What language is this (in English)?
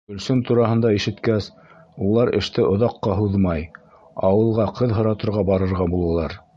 Bashkir